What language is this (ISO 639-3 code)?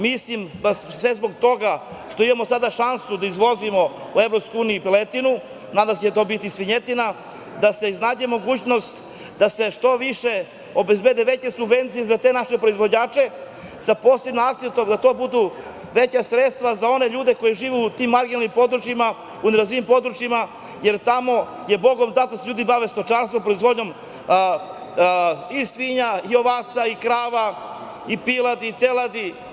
srp